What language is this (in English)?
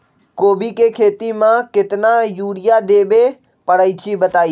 Magahi